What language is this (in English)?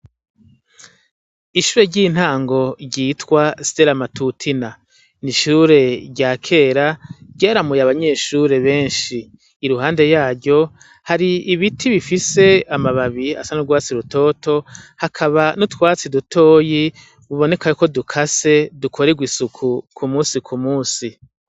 Rundi